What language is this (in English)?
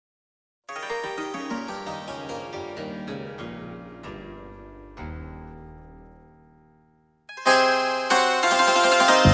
Slovak